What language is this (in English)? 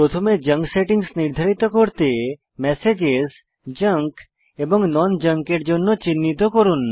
Bangla